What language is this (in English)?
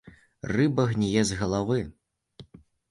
Belarusian